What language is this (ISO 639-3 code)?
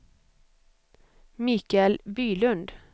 swe